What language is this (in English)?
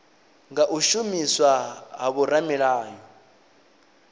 Venda